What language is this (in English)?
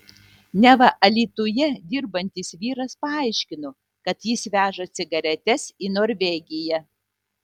Lithuanian